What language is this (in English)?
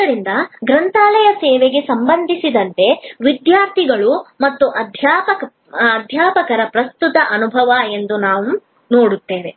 Kannada